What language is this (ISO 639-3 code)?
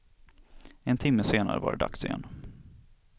swe